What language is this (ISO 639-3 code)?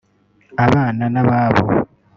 kin